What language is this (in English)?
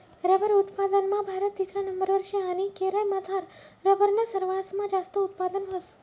Marathi